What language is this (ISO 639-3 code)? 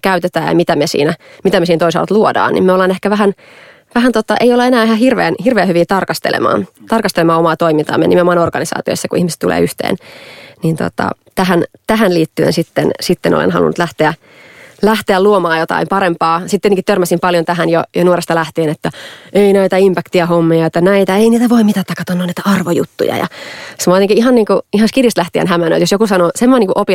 fin